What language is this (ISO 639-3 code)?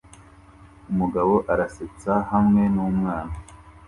kin